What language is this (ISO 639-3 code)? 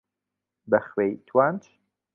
ckb